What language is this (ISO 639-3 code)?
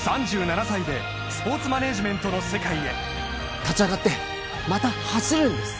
jpn